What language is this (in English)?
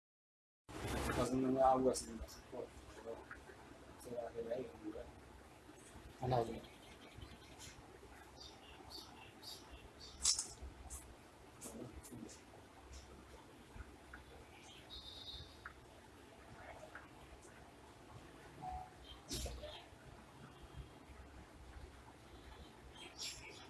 Arabic